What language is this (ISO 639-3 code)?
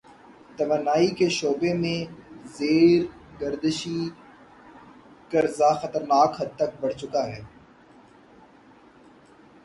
urd